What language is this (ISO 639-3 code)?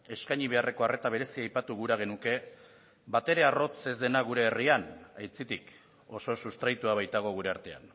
eus